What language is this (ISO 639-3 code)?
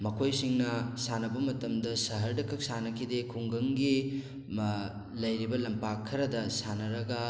mni